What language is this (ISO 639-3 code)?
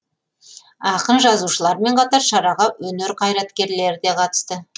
kaz